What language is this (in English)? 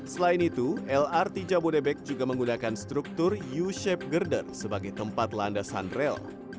Indonesian